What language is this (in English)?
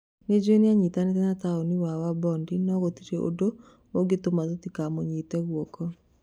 Kikuyu